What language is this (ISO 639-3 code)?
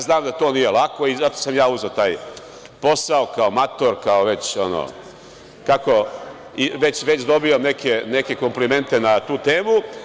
srp